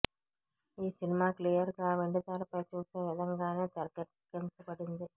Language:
Telugu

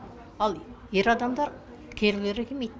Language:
Kazakh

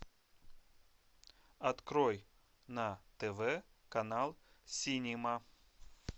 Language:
Russian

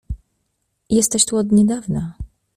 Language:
Polish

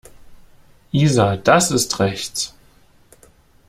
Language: German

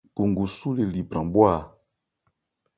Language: Ebrié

